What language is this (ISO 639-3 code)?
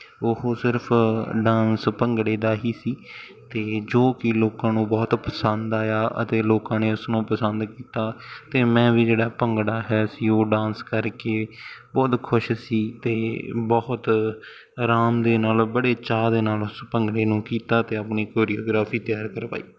pan